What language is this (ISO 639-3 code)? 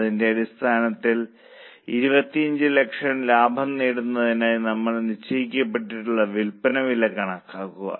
mal